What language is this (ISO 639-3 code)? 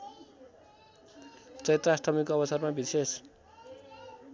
nep